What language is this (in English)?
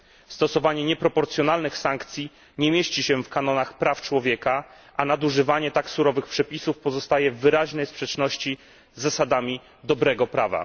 Polish